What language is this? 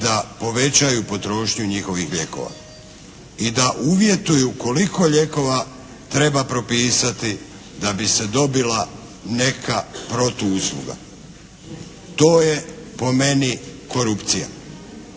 Croatian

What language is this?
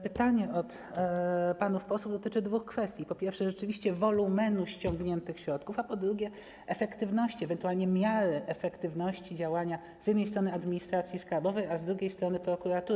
Polish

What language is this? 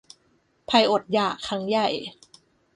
Thai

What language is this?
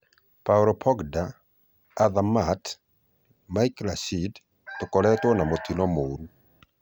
Kikuyu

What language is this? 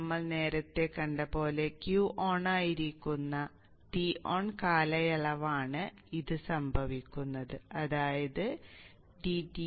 Malayalam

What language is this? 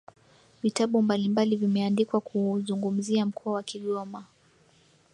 Swahili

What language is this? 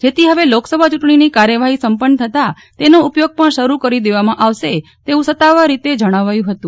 Gujarati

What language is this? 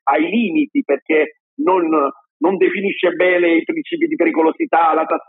Italian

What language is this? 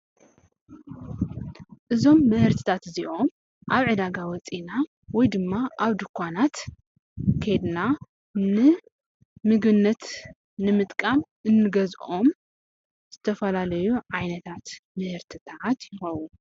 Tigrinya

